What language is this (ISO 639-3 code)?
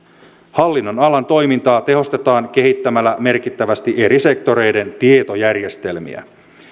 fin